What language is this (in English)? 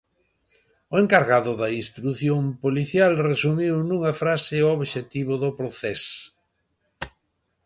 Galician